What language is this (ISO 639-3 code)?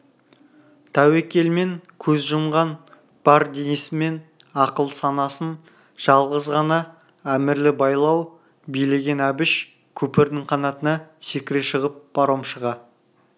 kaz